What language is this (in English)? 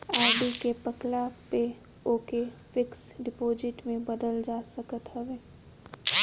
Bhojpuri